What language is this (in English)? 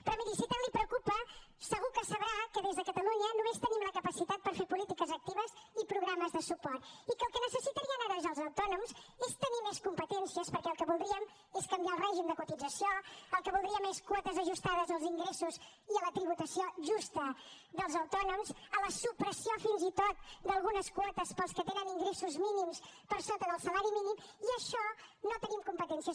Catalan